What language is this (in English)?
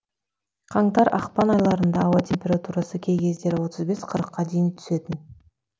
Kazakh